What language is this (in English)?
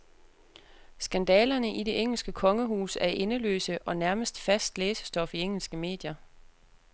Danish